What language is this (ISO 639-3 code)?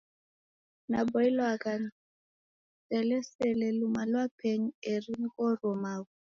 dav